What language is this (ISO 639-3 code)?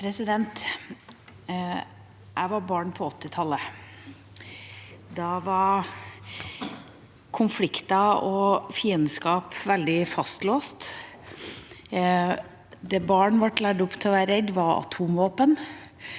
nor